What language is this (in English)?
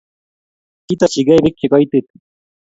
Kalenjin